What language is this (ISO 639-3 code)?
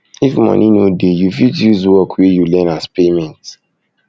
pcm